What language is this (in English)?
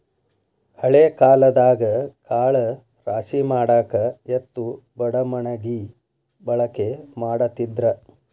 Kannada